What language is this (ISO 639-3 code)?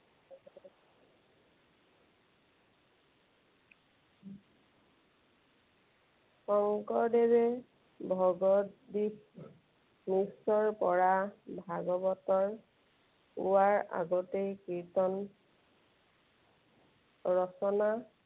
asm